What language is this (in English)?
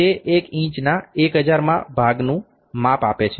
Gujarati